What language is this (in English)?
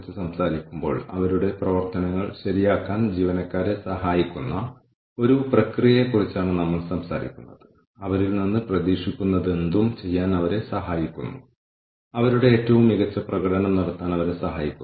Malayalam